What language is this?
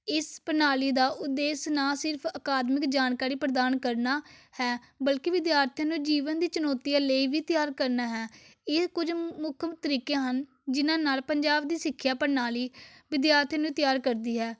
Punjabi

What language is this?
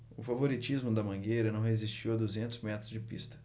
Portuguese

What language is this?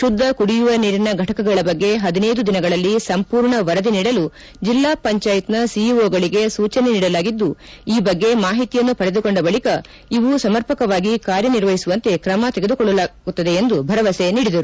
Kannada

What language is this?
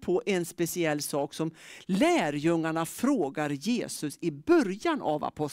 Swedish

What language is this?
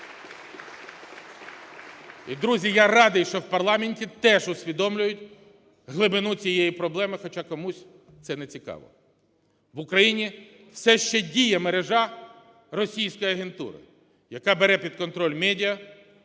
Ukrainian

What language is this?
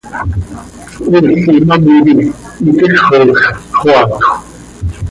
Seri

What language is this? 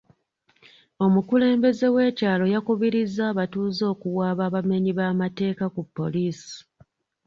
Ganda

